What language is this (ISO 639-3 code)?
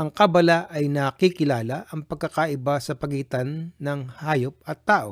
fil